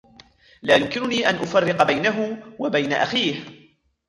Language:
Arabic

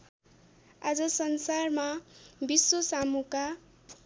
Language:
Nepali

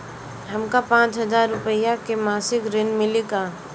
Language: Bhojpuri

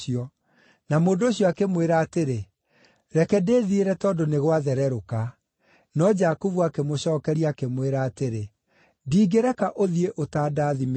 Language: Kikuyu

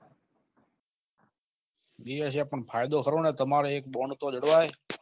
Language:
Gujarati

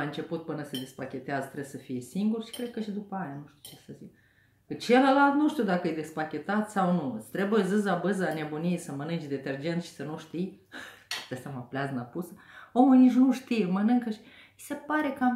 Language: Romanian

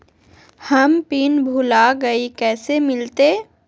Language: Magahi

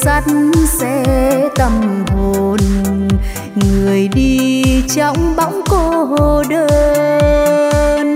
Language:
Vietnamese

